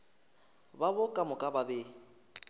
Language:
Northern Sotho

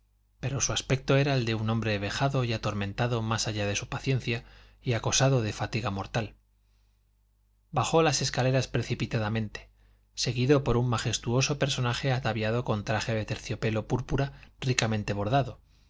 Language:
Spanish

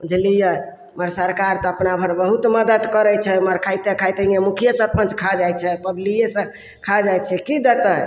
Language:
Maithili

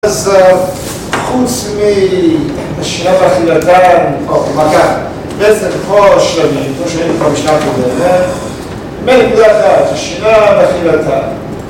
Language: Hebrew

